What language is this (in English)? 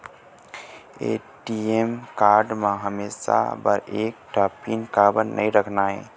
Chhattisgarhi